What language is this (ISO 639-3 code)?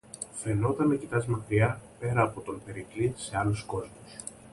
ell